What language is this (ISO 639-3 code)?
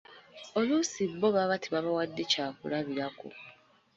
lug